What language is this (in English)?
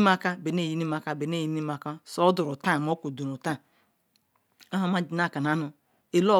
Ikwere